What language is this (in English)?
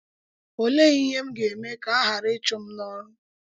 Igbo